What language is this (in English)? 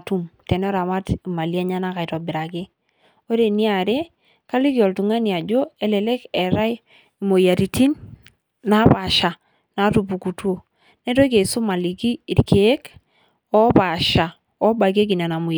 Masai